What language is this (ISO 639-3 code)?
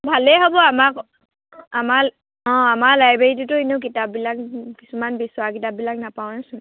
asm